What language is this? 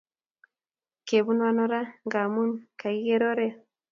Kalenjin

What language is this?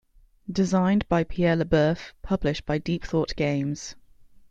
English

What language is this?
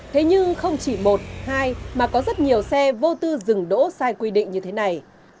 Vietnamese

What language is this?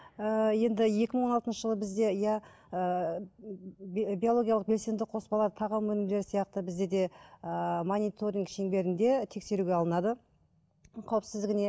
Kazakh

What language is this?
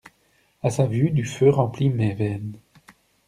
French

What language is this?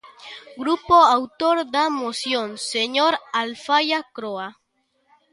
Galician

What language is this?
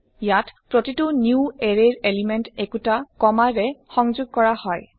Assamese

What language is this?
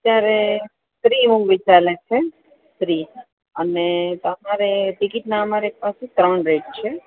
Gujarati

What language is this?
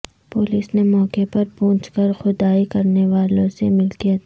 Urdu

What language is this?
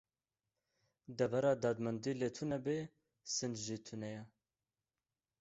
Kurdish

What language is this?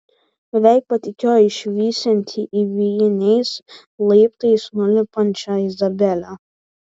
Lithuanian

